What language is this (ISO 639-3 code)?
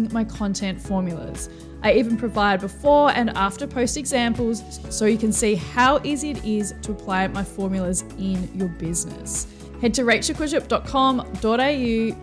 eng